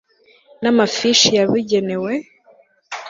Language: Kinyarwanda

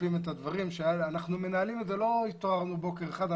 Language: Hebrew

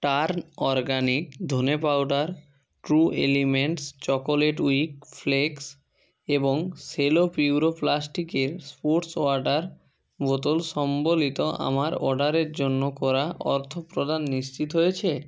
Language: Bangla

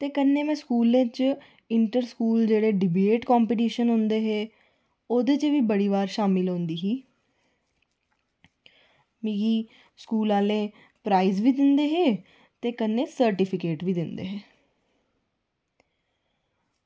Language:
Dogri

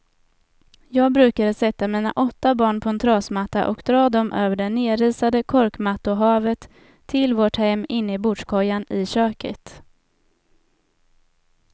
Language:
Swedish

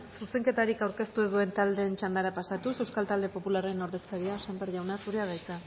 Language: Basque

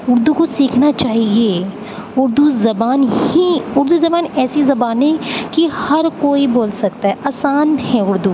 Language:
Urdu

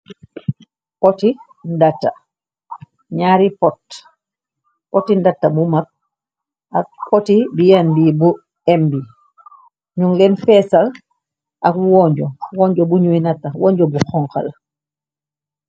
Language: Wolof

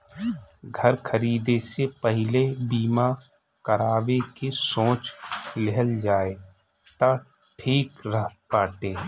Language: Bhojpuri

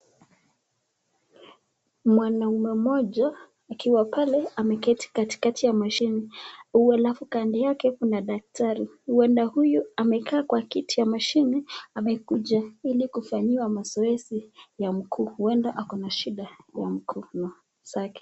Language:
Swahili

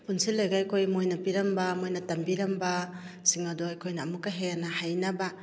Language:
Manipuri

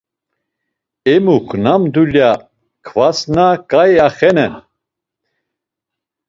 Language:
Laz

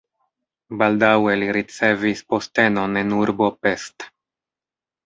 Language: Esperanto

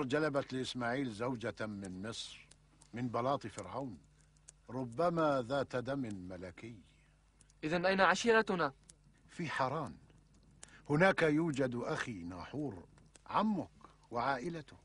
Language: Arabic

